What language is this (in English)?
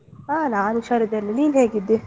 Kannada